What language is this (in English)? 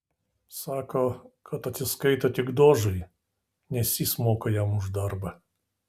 Lithuanian